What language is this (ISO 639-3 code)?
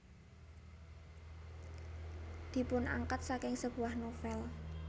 jav